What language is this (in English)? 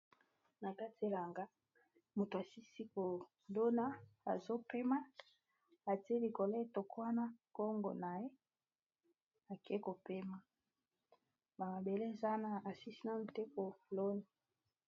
Lingala